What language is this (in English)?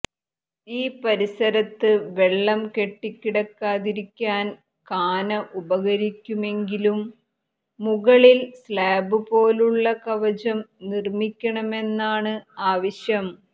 Malayalam